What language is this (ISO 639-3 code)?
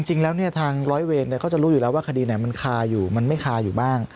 tha